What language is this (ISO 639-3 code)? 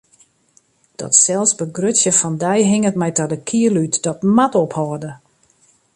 fry